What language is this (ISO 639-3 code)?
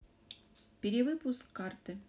rus